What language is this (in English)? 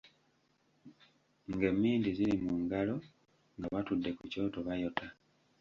Ganda